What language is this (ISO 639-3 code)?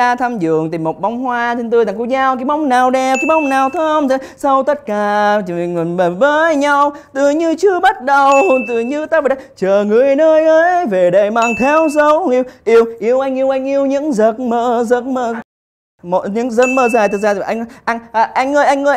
vie